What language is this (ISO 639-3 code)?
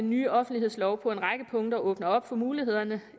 dan